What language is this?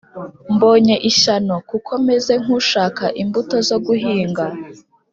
Kinyarwanda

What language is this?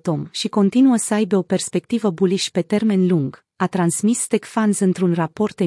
Romanian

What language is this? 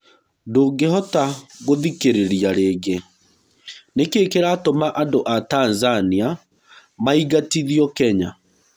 Kikuyu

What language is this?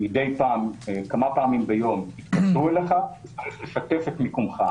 Hebrew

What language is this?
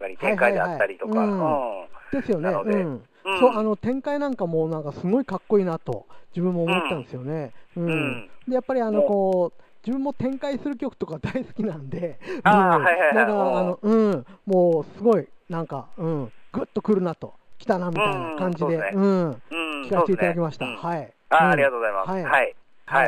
Japanese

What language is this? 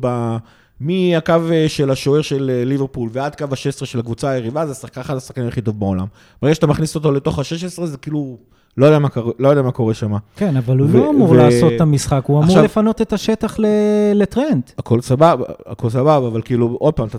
Hebrew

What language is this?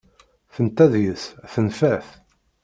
Kabyle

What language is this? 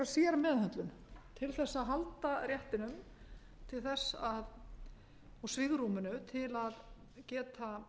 Icelandic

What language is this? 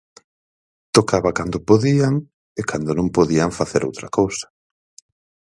Galician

